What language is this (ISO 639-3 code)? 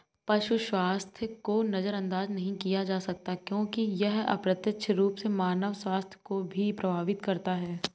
hin